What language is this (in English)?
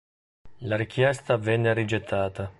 Italian